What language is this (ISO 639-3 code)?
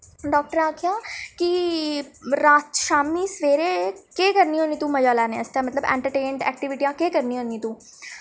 doi